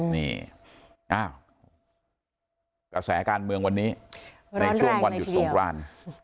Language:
Thai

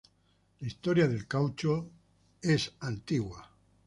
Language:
Spanish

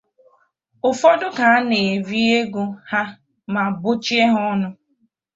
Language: Igbo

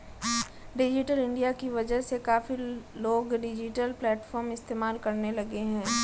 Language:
Hindi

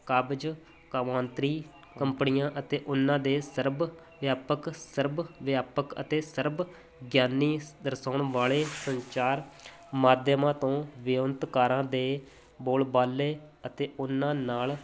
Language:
Punjabi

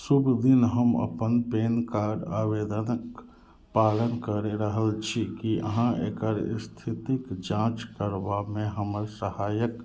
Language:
Maithili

